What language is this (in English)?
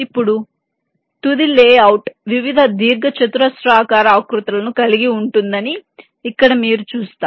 Telugu